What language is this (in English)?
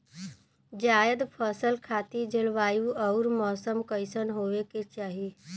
Bhojpuri